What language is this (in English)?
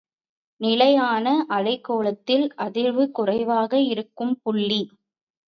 Tamil